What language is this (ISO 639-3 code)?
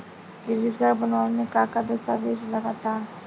bho